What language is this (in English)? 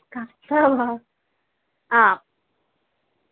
Sanskrit